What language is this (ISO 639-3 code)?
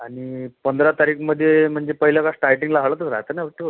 mar